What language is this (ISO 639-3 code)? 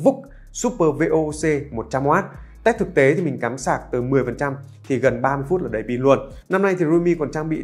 vie